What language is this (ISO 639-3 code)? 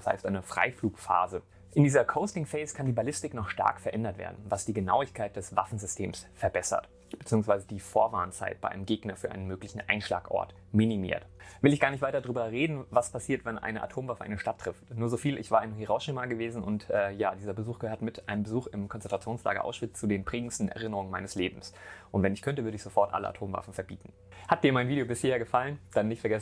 deu